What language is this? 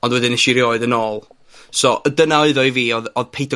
Welsh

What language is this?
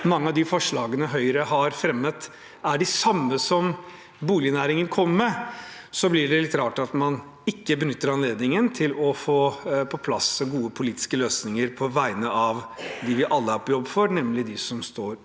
Norwegian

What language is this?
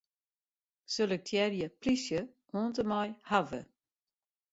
Western Frisian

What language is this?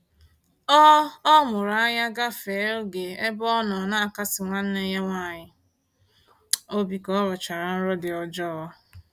Igbo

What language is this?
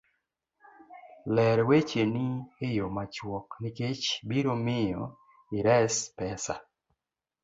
Luo (Kenya and Tanzania)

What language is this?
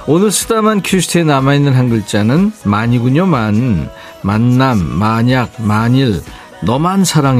Korean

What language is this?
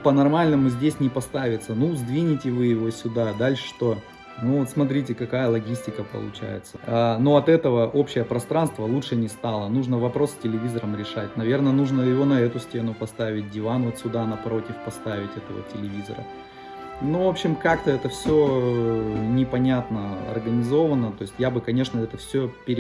Russian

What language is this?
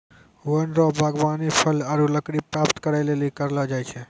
Maithili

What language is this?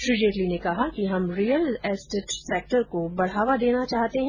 Hindi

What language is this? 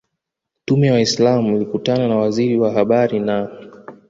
Swahili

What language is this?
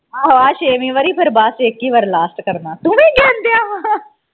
Punjabi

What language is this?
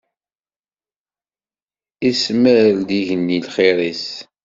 Kabyle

